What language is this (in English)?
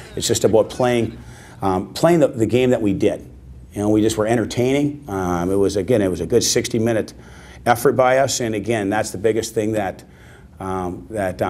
English